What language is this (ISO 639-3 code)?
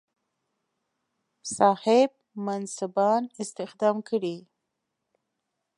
pus